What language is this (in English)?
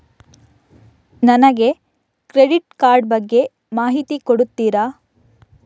Kannada